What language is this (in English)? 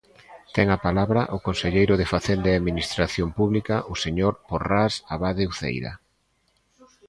Galician